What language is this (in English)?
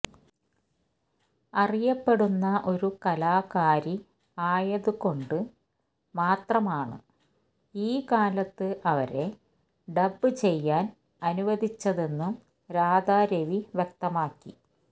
Malayalam